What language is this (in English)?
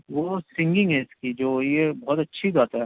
Urdu